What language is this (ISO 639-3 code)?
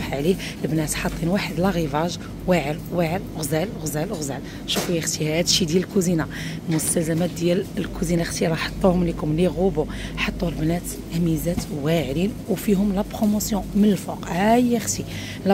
ara